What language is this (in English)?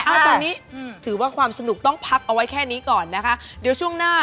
Thai